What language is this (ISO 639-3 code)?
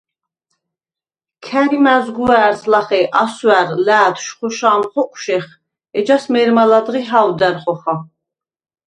sva